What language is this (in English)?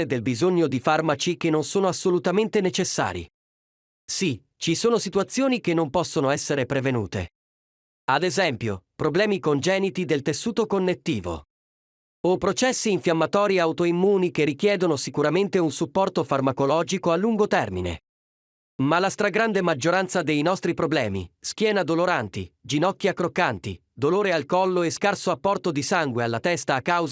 Italian